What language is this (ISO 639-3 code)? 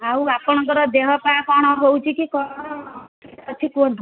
ori